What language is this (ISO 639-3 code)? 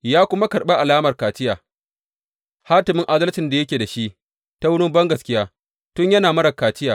hau